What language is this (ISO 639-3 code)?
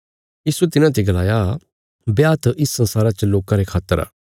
kfs